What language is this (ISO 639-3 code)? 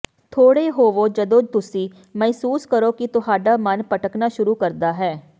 pan